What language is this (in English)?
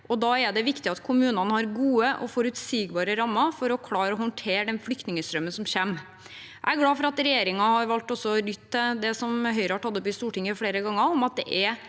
Norwegian